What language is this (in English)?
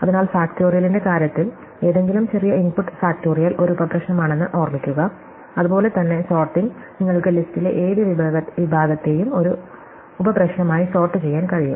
Malayalam